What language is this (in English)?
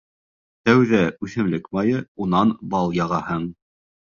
Bashkir